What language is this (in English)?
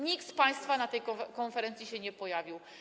Polish